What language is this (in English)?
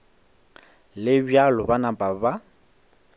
Northern Sotho